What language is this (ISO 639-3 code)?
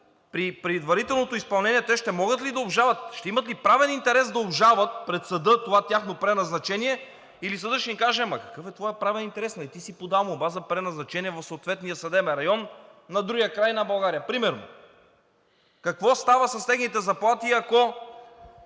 bul